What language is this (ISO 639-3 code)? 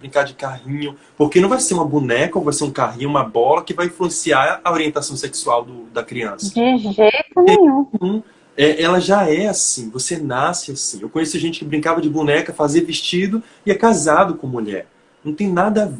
por